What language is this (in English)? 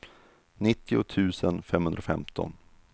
Swedish